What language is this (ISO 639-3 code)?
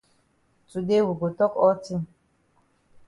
wes